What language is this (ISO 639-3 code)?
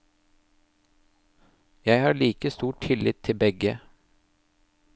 nor